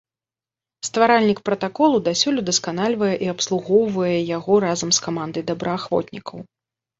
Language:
Belarusian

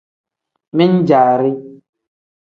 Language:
Tem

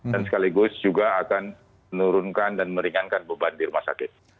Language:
Indonesian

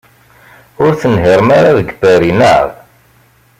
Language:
Kabyle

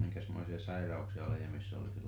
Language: Finnish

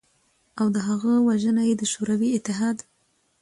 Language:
Pashto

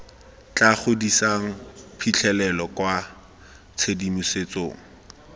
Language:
Tswana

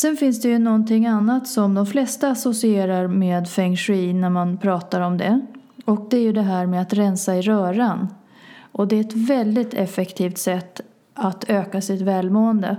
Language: Swedish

